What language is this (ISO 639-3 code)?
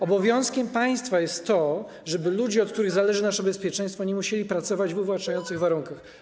pol